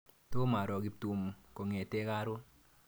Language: Kalenjin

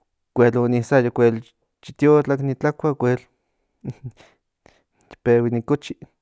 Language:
Central Nahuatl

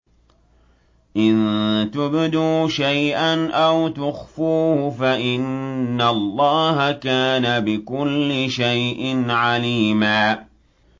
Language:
Arabic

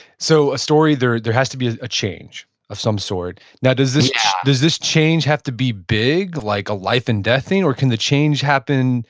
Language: English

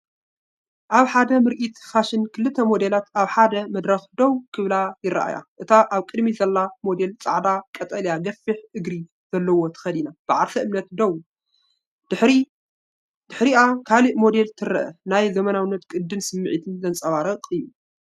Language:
Tigrinya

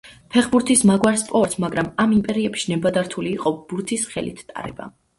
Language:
Georgian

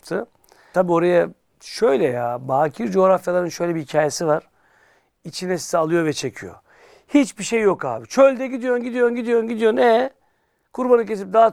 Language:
Turkish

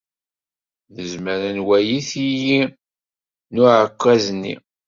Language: Kabyle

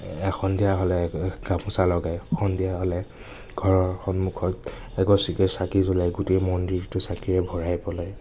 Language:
Assamese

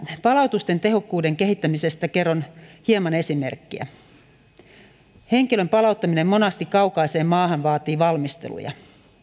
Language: Finnish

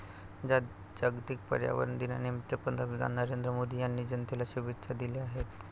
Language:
Marathi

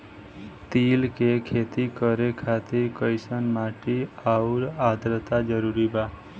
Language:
Bhojpuri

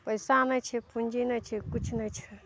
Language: Maithili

